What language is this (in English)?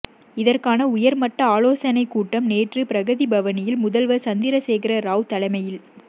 Tamil